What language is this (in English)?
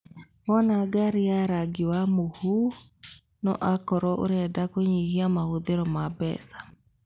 Kikuyu